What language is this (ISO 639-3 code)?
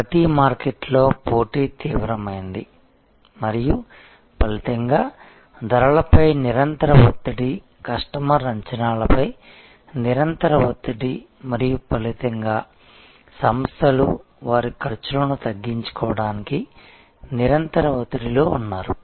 tel